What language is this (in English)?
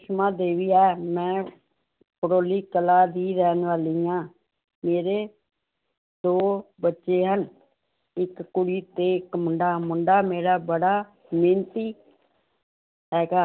Punjabi